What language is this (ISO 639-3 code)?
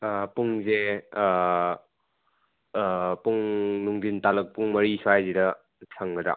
mni